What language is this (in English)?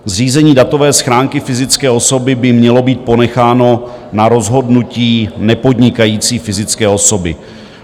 Czech